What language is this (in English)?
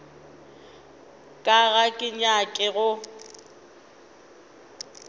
Northern Sotho